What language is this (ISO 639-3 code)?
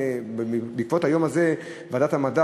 heb